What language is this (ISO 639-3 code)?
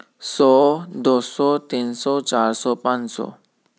pan